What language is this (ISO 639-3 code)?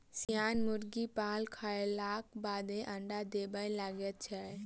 mai